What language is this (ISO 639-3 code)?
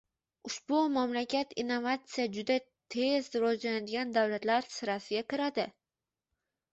uzb